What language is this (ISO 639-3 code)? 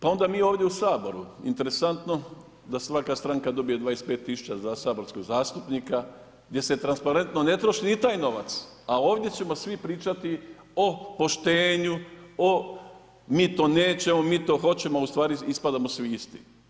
hrv